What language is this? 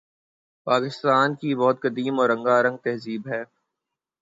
Urdu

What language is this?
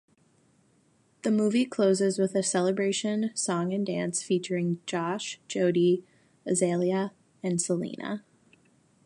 English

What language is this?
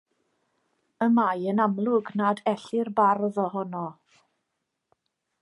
Welsh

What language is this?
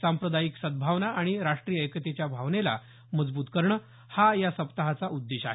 Marathi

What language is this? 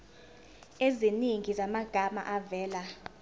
Zulu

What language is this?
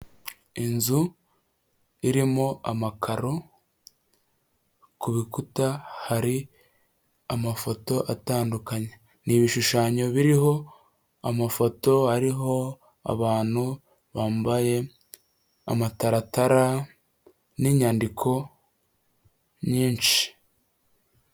Kinyarwanda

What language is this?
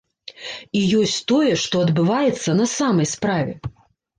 Belarusian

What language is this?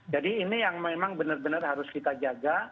Indonesian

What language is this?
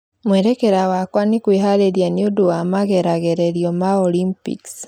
Kikuyu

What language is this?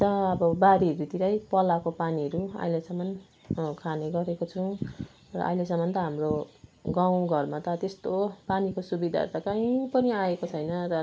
Nepali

